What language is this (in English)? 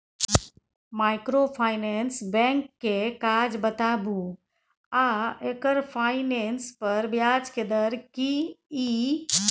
Maithili